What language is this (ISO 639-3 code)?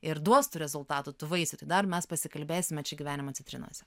lit